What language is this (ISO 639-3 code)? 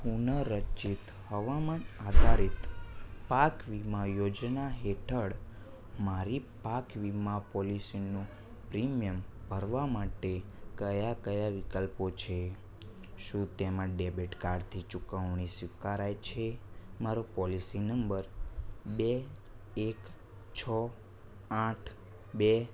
guj